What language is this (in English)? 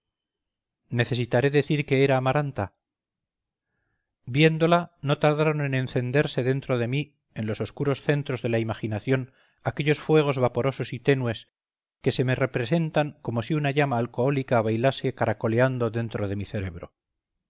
Spanish